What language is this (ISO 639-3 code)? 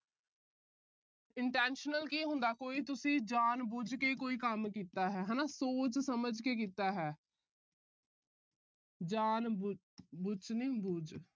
pan